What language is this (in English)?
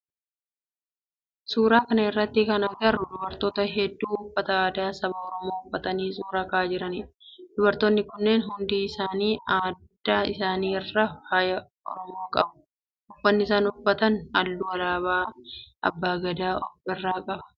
Oromo